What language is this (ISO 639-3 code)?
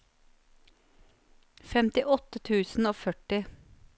nor